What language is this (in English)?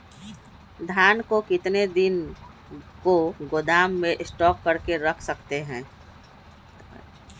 Magahi